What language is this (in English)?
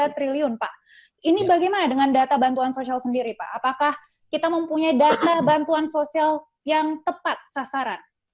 Indonesian